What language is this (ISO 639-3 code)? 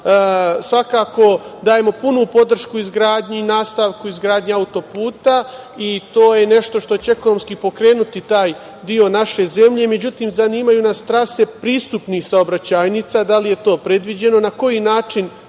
srp